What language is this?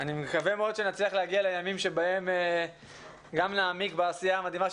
Hebrew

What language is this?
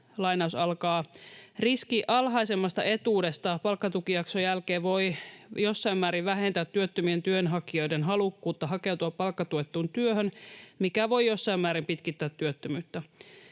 Finnish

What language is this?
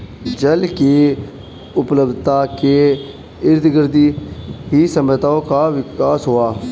Hindi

